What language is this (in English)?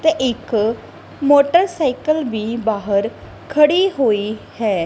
Punjabi